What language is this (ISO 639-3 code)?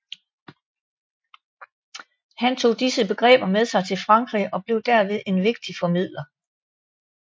dan